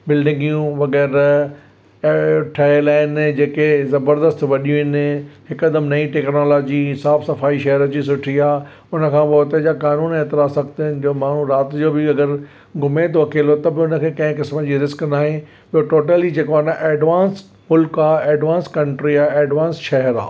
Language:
Sindhi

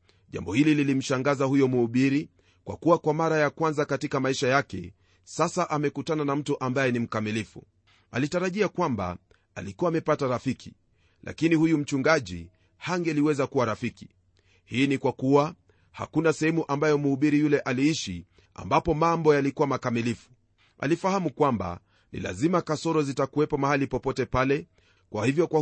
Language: Swahili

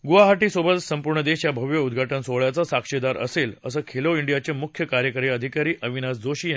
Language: Marathi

